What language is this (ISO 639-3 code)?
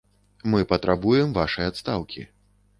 bel